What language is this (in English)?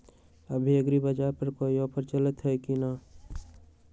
Magahi